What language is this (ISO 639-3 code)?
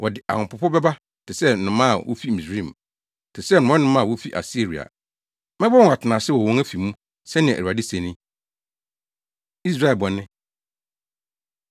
aka